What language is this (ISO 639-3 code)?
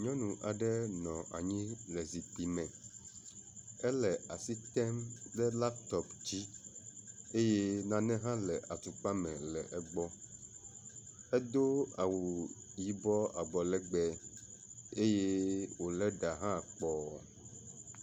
ewe